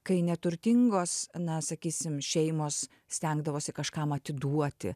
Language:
Lithuanian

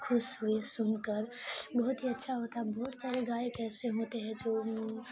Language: Urdu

